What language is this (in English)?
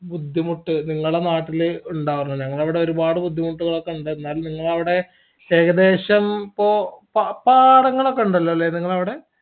Malayalam